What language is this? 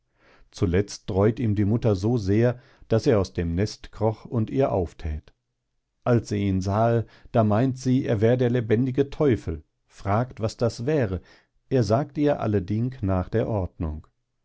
German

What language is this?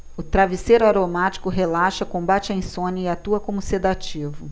Portuguese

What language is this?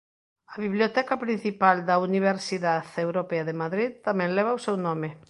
Galician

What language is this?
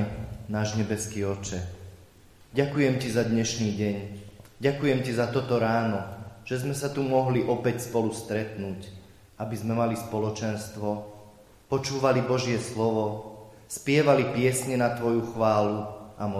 Slovak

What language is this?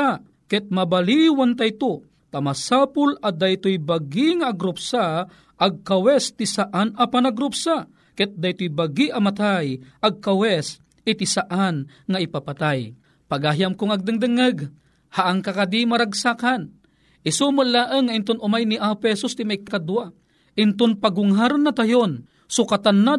Filipino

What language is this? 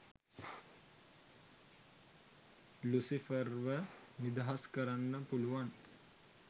Sinhala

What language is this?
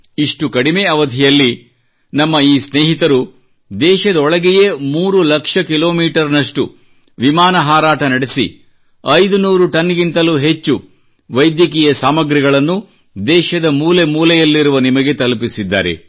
Kannada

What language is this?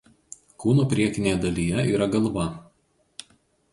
Lithuanian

